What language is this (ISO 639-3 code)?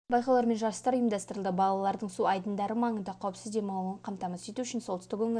kaz